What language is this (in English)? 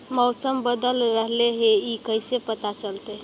Magahi